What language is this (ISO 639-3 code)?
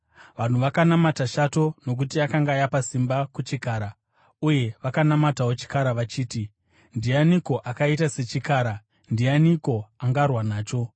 sna